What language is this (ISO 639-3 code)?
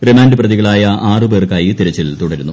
mal